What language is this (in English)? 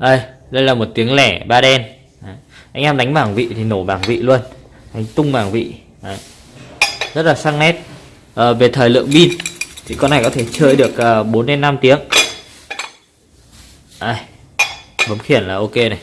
Vietnamese